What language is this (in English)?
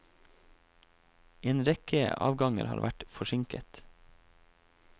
Norwegian